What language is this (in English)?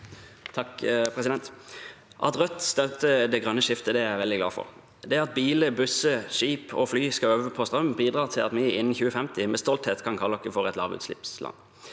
Norwegian